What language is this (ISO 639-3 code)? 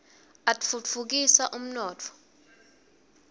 ssw